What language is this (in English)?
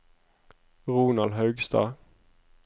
Norwegian